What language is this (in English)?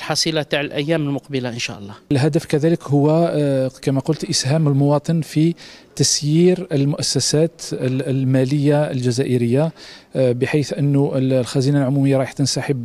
Arabic